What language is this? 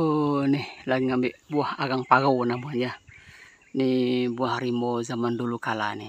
Indonesian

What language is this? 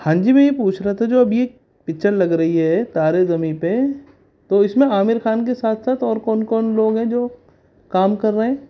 Urdu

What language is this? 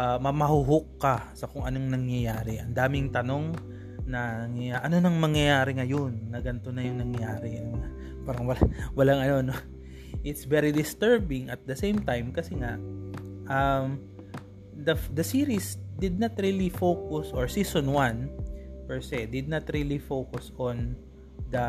Filipino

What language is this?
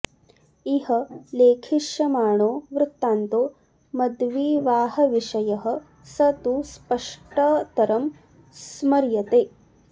Sanskrit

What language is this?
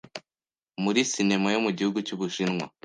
Kinyarwanda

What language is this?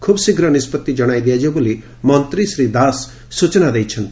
Odia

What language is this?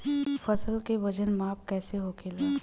Bhojpuri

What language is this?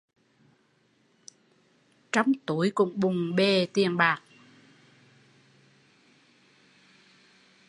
Vietnamese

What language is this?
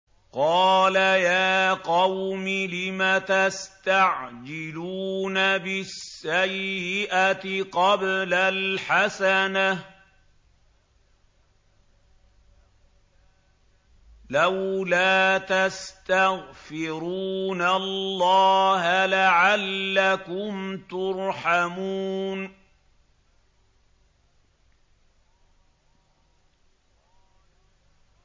Arabic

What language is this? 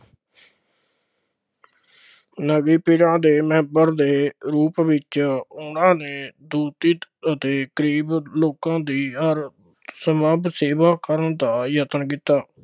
Punjabi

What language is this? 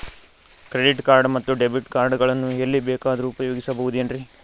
Kannada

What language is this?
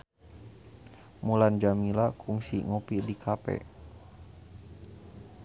Sundanese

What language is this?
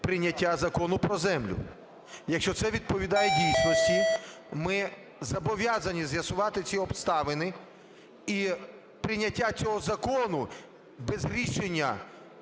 Ukrainian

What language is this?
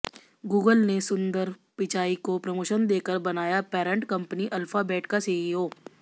Hindi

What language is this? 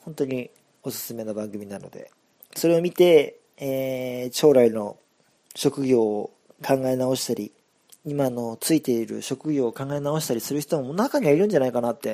Japanese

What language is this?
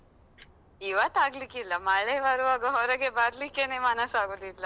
Kannada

